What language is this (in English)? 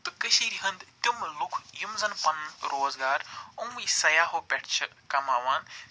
Kashmiri